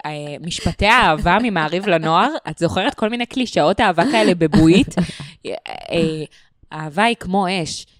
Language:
Hebrew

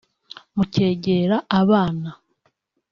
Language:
Kinyarwanda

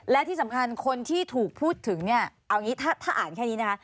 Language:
Thai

